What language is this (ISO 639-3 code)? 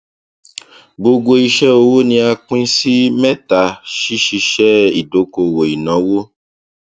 yor